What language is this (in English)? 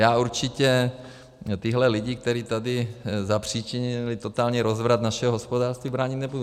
Czech